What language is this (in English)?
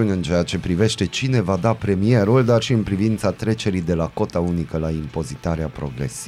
Romanian